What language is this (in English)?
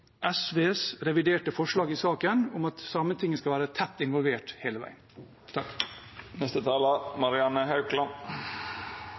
Norwegian Bokmål